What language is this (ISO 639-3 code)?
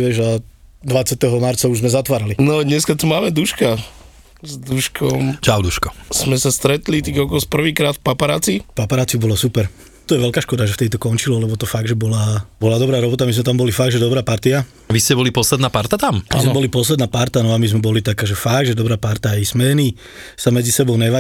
slk